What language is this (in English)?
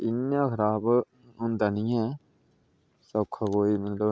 Dogri